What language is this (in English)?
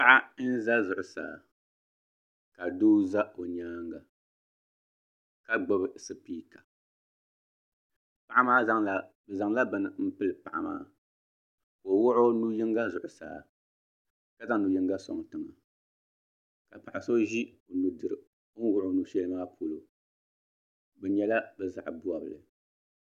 Dagbani